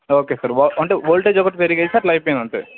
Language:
Telugu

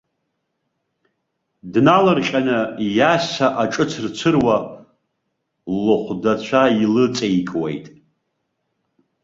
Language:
Abkhazian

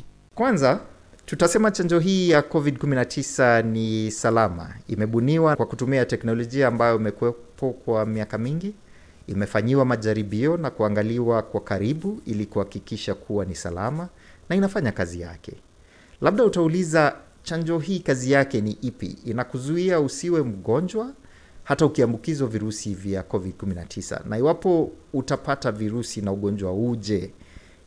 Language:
Swahili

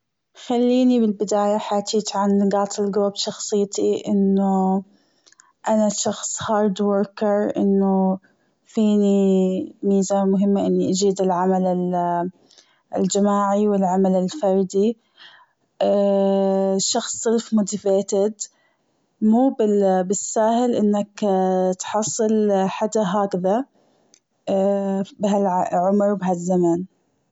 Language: Gulf Arabic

